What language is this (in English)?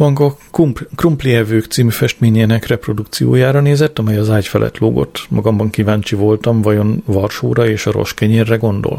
Hungarian